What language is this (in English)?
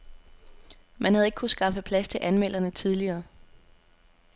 Danish